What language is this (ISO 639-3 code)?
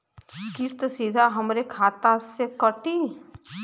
bho